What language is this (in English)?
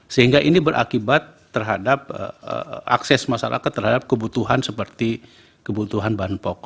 Indonesian